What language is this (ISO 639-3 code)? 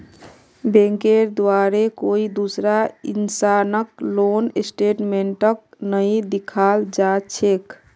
mag